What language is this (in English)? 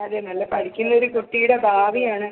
Malayalam